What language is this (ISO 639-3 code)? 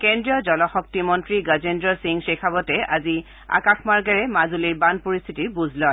asm